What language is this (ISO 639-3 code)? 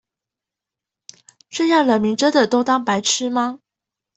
zho